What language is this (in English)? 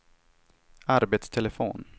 Swedish